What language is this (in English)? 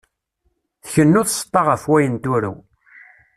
Kabyle